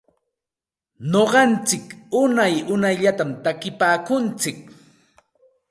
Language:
Santa Ana de Tusi Pasco Quechua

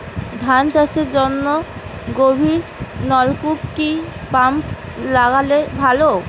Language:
Bangla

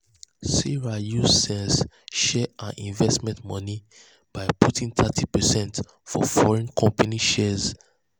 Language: Nigerian Pidgin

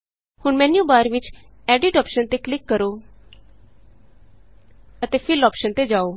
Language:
Punjabi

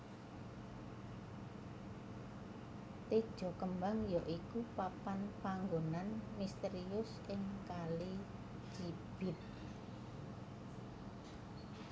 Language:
Javanese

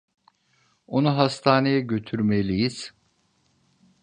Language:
Turkish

